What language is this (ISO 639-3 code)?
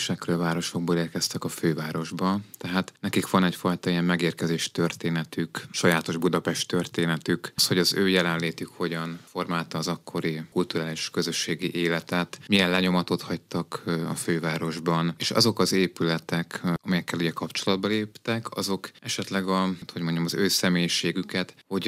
hun